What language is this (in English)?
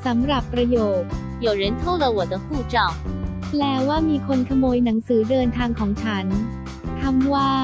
Thai